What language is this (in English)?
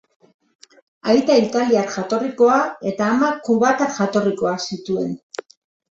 Basque